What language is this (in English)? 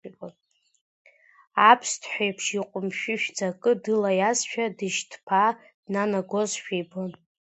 Abkhazian